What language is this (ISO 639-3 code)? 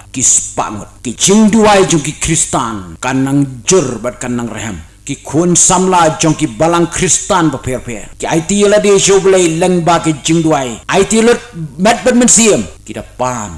ind